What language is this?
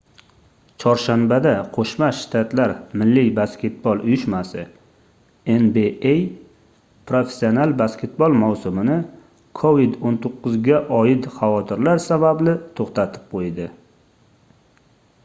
Uzbek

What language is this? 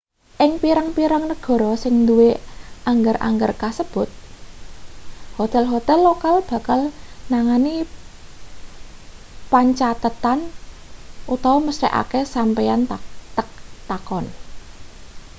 Javanese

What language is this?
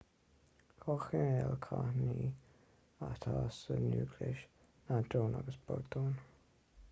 Irish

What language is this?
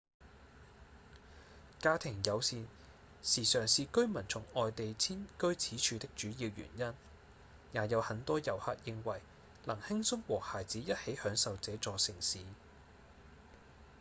Cantonese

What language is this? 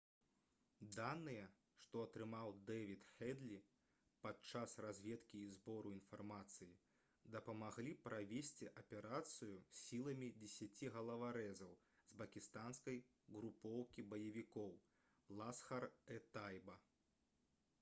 Belarusian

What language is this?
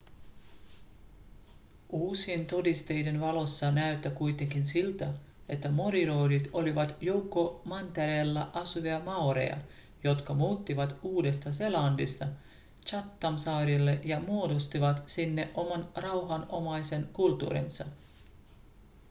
Finnish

